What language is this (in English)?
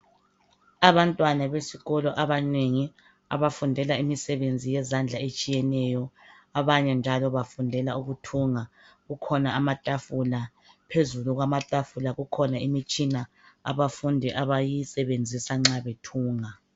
North Ndebele